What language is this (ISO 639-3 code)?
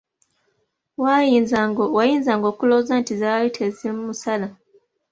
lug